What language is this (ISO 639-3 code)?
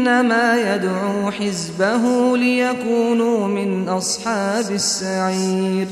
ara